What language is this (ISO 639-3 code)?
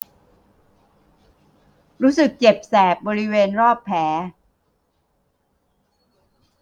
tha